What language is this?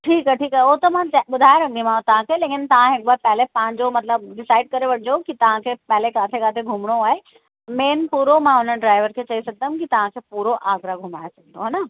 Sindhi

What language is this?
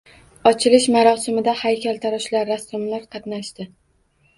Uzbek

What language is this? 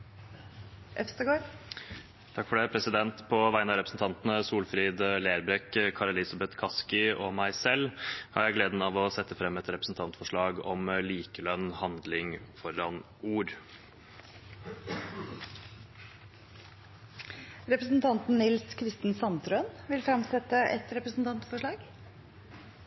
Norwegian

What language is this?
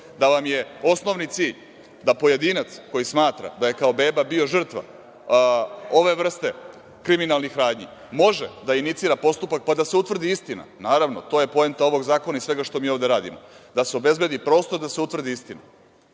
Serbian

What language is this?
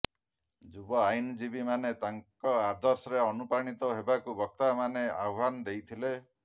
Odia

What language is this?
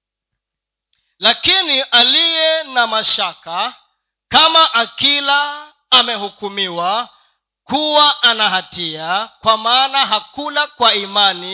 Swahili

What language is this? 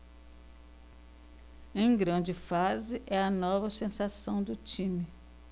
Portuguese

